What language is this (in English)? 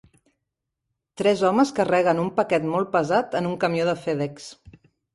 Catalan